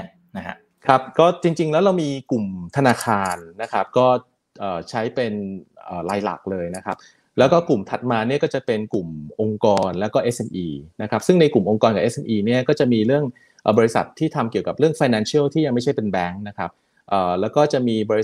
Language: Thai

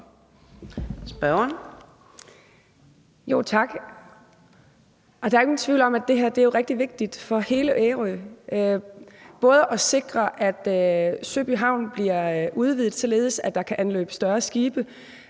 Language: Danish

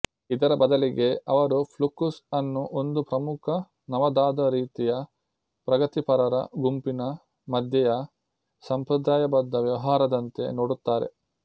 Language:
Kannada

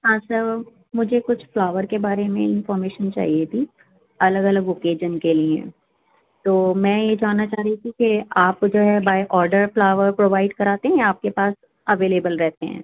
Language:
Urdu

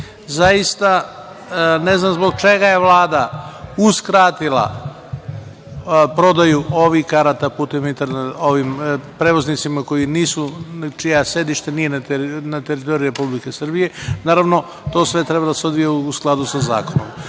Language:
Serbian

